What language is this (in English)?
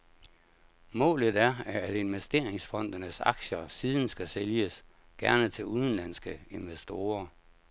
Danish